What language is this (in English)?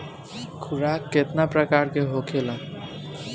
Bhojpuri